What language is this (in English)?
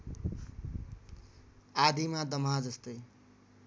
Nepali